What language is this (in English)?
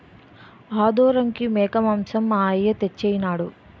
Telugu